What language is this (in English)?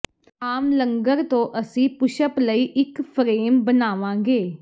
Punjabi